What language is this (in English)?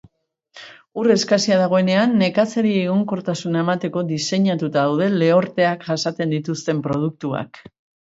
Basque